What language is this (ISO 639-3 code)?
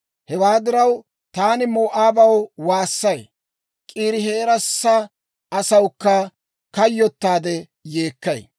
dwr